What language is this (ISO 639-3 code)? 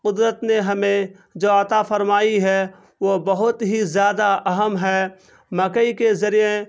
urd